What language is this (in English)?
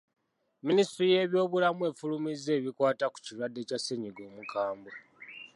Ganda